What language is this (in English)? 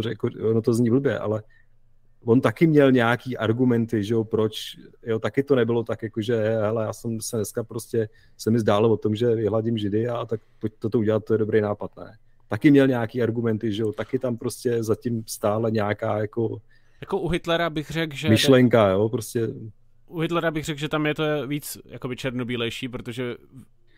Czech